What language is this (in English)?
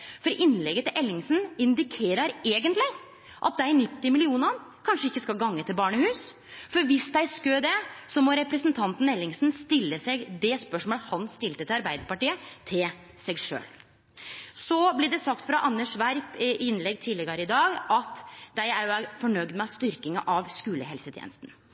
Norwegian Nynorsk